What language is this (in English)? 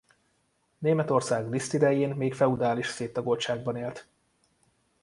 Hungarian